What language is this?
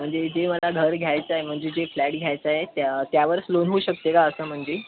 Marathi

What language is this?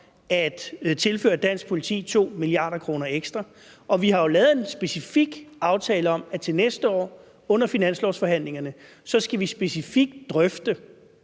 Danish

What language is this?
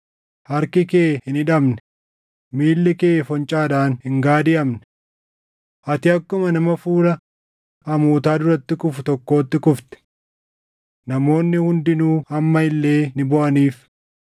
Oromo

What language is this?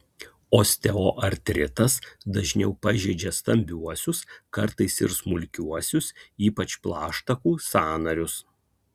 Lithuanian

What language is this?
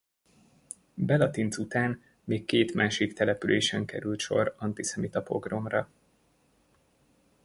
Hungarian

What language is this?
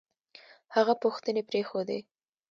Pashto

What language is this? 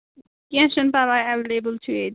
Kashmiri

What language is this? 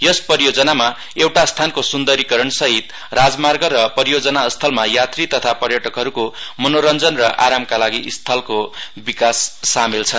Nepali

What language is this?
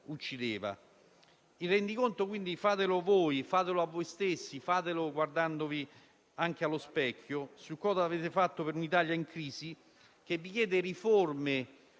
Italian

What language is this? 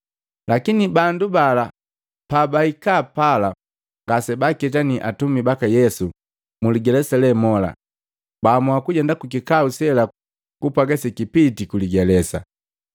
Matengo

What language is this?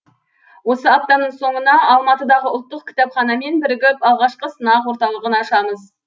Kazakh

